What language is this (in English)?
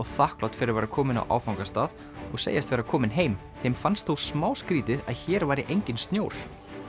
Icelandic